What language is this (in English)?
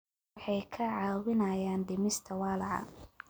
Somali